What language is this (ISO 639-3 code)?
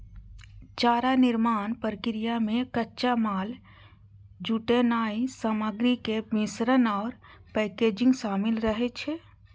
mai